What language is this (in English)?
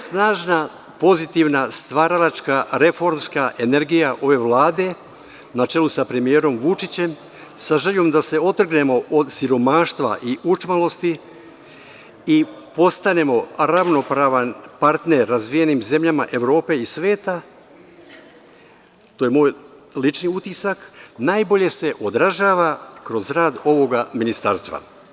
Serbian